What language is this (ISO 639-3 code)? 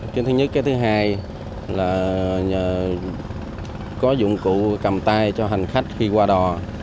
vie